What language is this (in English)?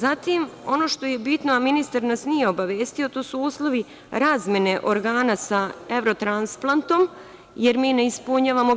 Serbian